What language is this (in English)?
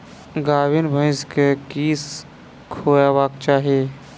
Maithili